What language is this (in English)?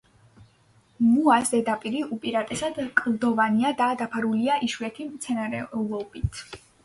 Georgian